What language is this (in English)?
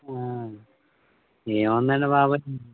Telugu